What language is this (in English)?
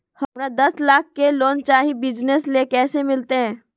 Magahi